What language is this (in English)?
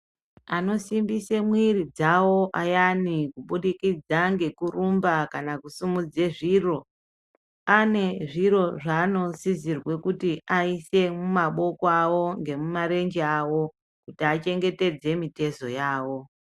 Ndau